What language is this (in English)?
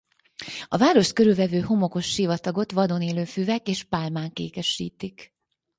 Hungarian